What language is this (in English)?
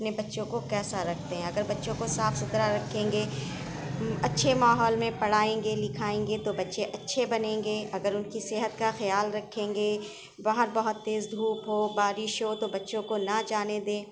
Urdu